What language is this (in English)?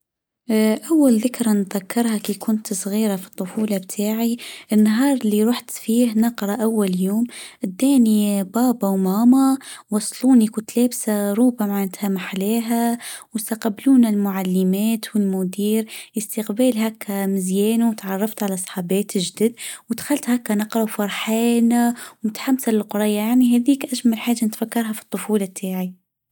Tunisian Arabic